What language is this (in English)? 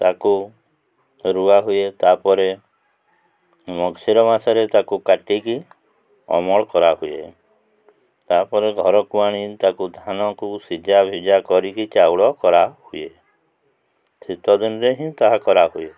Odia